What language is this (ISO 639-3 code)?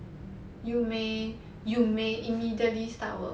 eng